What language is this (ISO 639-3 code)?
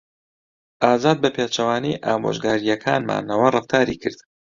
ckb